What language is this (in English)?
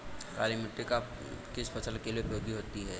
Hindi